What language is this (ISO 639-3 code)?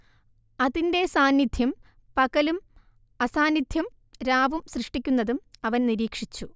mal